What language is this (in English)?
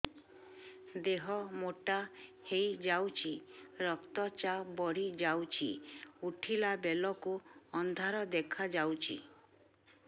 Odia